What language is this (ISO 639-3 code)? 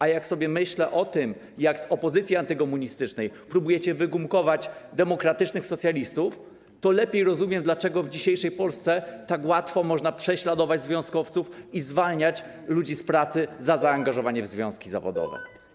pol